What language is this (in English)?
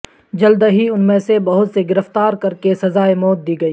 Urdu